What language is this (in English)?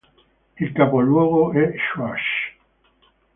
Italian